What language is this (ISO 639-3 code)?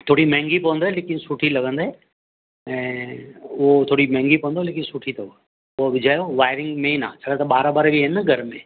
snd